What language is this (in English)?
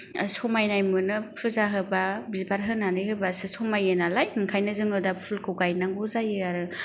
Bodo